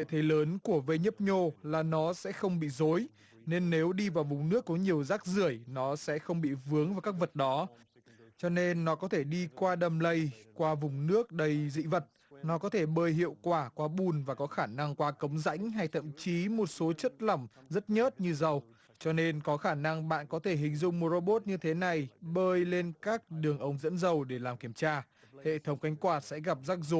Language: Vietnamese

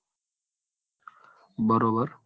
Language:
Gujarati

